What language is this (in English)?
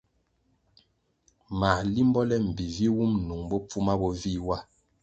Kwasio